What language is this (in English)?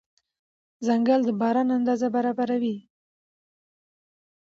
Pashto